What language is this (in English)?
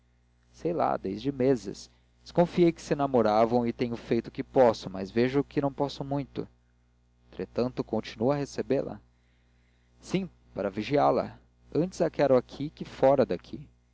Portuguese